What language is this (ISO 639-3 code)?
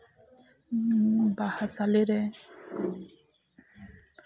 sat